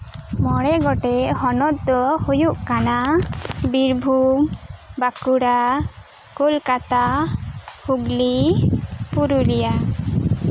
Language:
Santali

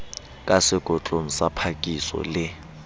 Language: Southern Sotho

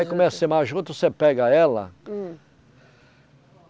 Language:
Portuguese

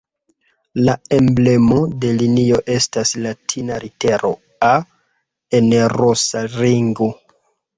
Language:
Esperanto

